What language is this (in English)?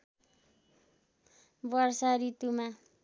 Nepali